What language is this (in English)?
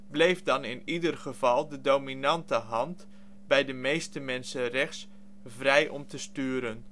Dutch